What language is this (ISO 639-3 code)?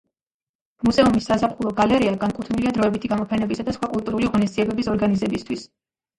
kat